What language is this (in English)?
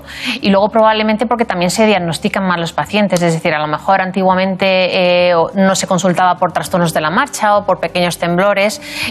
Spanish